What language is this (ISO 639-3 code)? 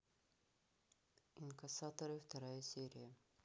rus